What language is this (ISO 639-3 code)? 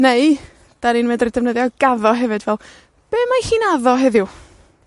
cym